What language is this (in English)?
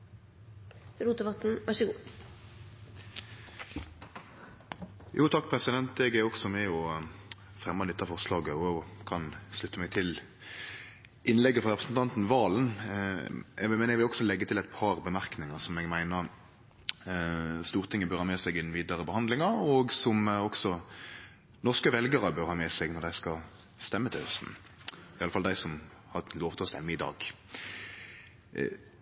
Norwegian Nynorsk